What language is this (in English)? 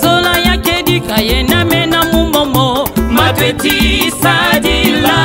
Indonesian